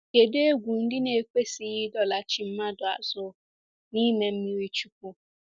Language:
Igbo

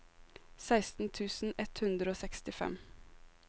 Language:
Norwegian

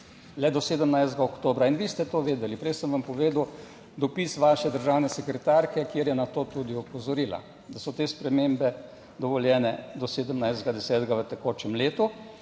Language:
Slovenian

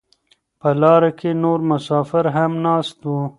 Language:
Pashto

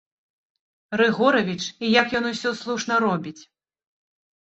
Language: Belarusian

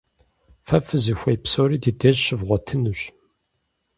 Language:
Kabardian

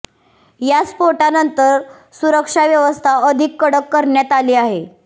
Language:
Marathi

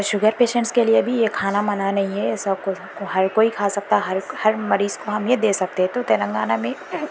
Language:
Urdu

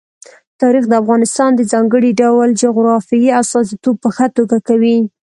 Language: Pashto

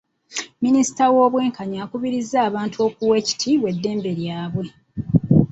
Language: Ganda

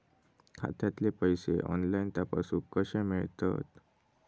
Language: Marathi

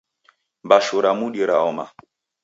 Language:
Taita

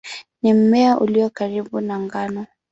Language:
Swahili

